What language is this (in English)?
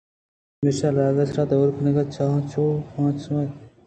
Eastern Balochi